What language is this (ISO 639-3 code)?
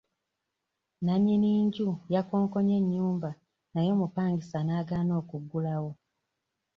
lug